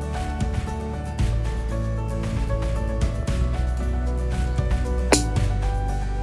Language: Arabic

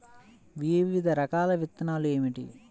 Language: Telugu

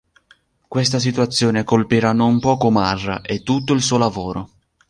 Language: Italian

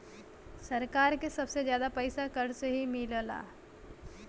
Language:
Bhojpuri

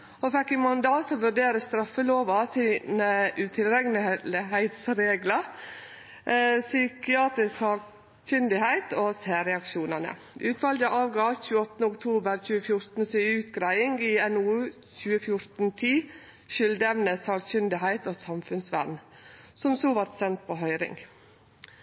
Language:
Norwegian Nynorsk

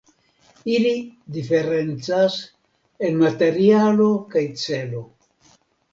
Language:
Esperanto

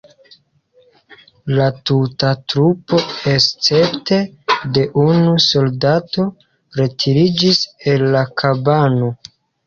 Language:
Esperanto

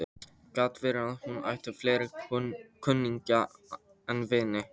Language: Icelandic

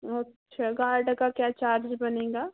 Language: Hindi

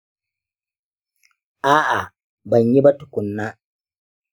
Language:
Hausa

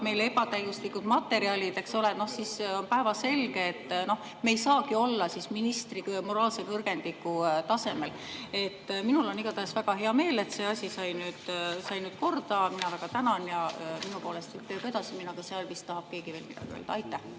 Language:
Estonian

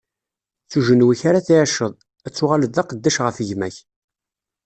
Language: Kabyle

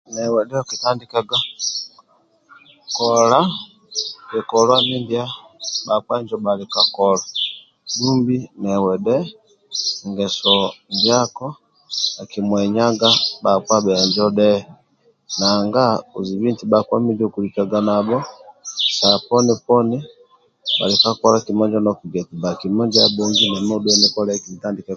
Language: Amba (Uganda)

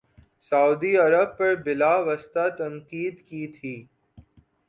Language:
Urdu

